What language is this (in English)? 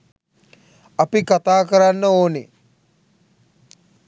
Sinhala